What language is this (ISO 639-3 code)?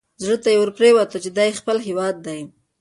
pus